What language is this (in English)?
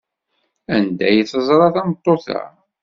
Kabyle